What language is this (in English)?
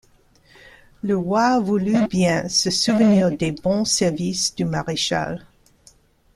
French